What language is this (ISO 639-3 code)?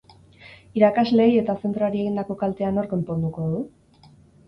eus